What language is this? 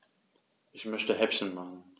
German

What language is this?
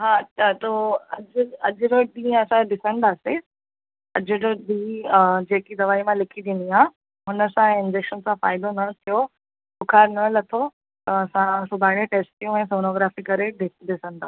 Sindhi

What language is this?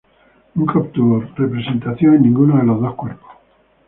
Spanish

